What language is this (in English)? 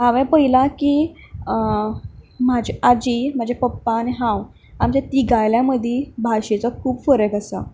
Konkani